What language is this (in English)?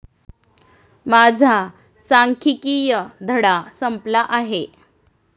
Marathi